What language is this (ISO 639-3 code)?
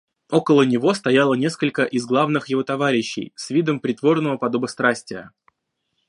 rus